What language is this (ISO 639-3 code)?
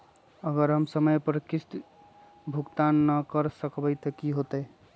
mag